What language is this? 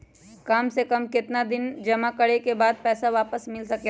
Magahi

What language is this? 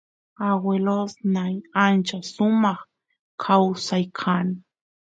Santiago del Estero Quichua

